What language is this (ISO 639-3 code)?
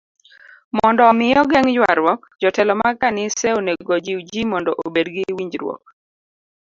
luo